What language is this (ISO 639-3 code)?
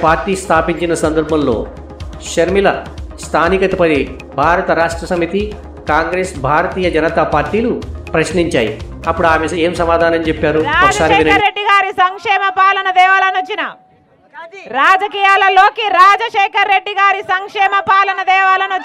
tel